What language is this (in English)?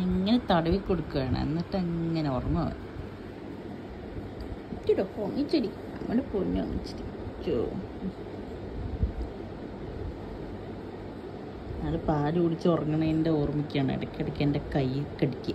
Malayalam